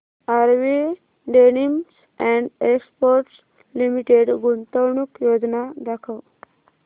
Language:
Marathi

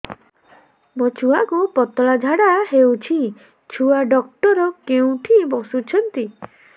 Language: Odia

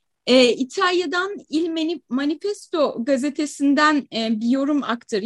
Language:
Turkish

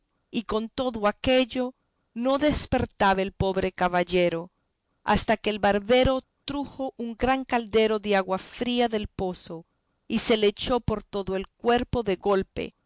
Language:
Spanish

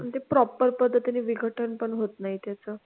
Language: Marathi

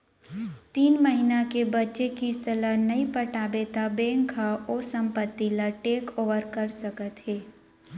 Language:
Chhattisgarhi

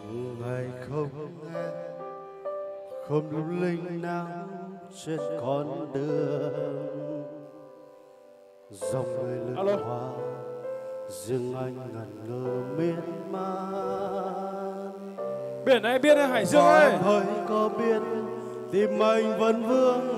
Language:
Vietnamese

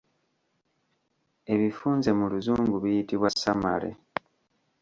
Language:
Ganda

